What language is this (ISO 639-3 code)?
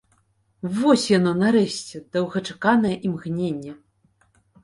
bel